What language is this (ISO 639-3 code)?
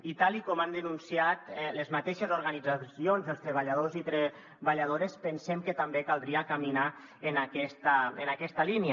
cat